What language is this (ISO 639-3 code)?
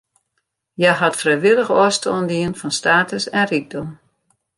fry